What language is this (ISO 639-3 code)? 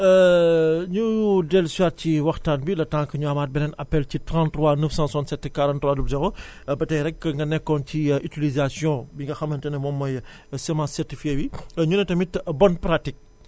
wol